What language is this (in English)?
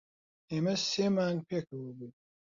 Central Kurdish